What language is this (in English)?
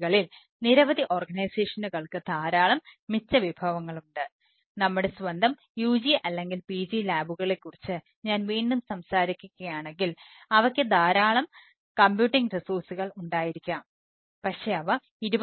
Malayalam